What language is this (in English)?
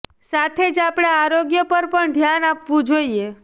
Gujarati